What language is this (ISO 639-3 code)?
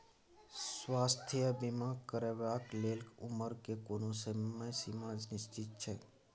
mai